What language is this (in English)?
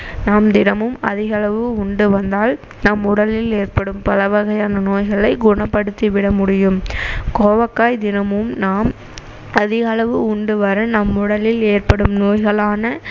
Tamil